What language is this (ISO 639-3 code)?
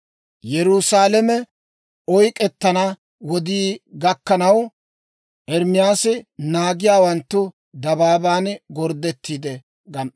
dwr